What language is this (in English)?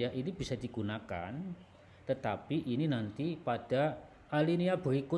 Indonesian